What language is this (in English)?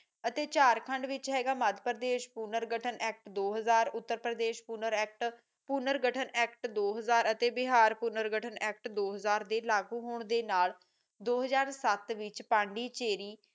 Punjabi